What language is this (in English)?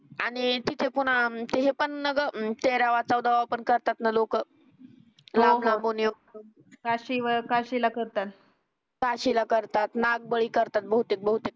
Marathi